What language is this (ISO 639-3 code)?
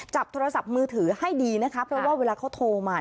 tha